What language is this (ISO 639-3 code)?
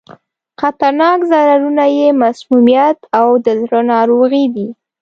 pus